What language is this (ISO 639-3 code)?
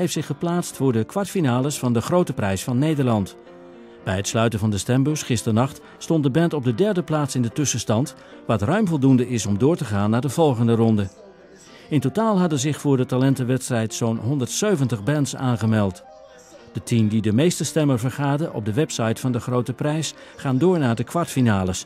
nld